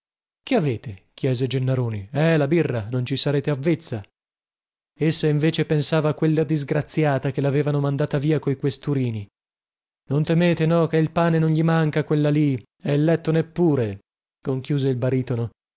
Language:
Italian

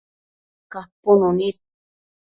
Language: Matsés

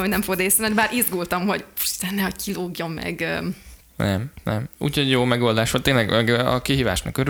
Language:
Hungarian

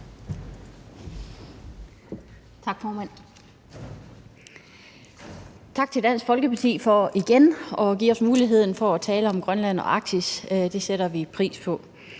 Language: Danish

